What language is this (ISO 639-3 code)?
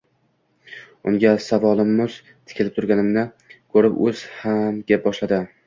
uzb